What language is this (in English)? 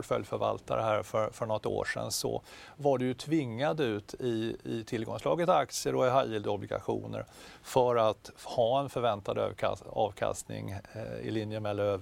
Swedish